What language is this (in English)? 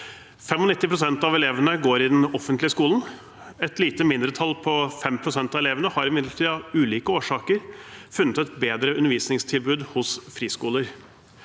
Norwegian